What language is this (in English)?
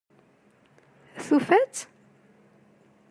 Kabyle